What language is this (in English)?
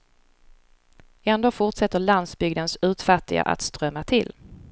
Swedish